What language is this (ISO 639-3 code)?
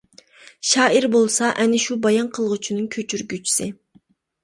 uig